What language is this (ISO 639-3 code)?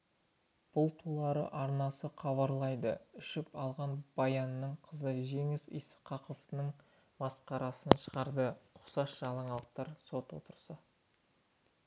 kaz